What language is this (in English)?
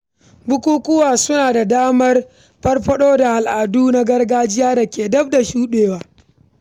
Hausa